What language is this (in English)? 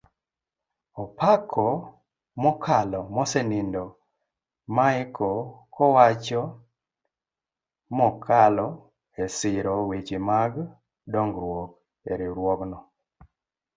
Luo (Kenya and Tanzania)